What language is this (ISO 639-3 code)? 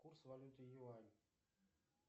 rus